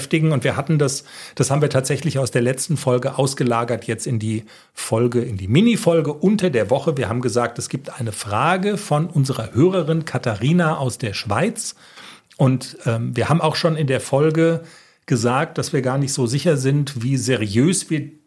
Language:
German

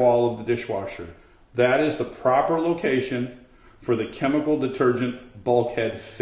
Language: English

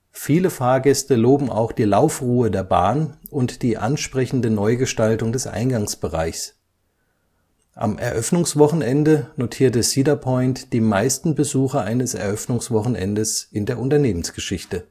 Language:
German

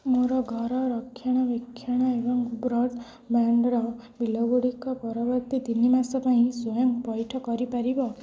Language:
Odia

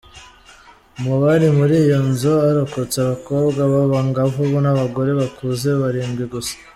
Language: Kinyarwanda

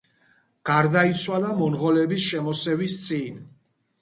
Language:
Georgian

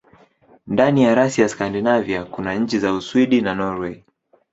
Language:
Swahili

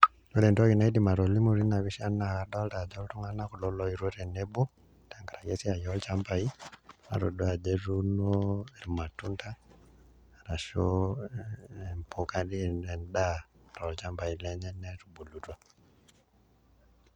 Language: Masai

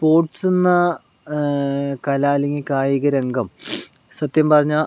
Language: Malayalam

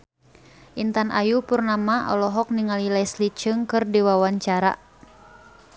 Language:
Sundanese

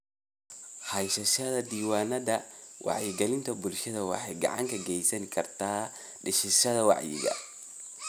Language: Somali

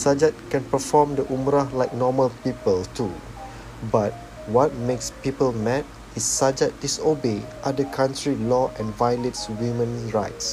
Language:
Malay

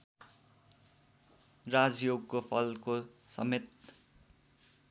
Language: Nepali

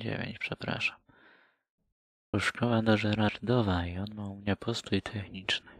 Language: Polish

